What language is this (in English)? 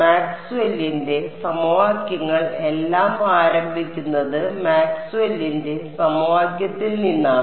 Malayalam